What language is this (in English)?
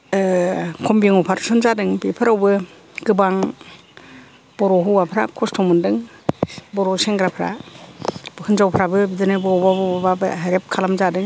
Bodo